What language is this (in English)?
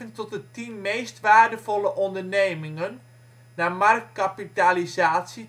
Dutch